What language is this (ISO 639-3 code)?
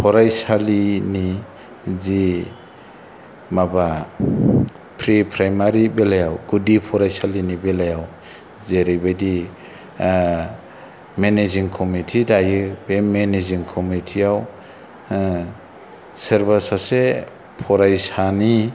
brx